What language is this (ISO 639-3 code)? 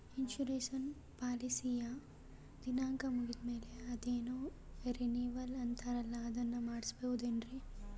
kan